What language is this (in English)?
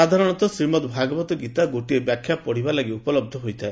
Odia